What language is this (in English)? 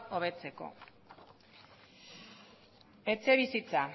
Basque